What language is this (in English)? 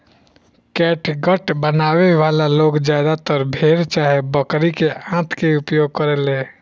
Bhojpuri